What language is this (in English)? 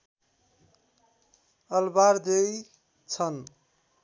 Nepali